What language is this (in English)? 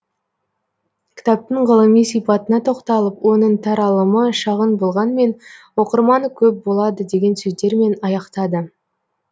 Kazakh